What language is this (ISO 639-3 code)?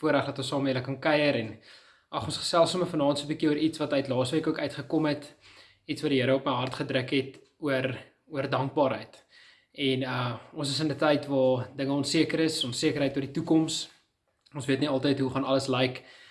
nld